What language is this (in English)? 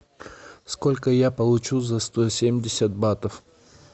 Russian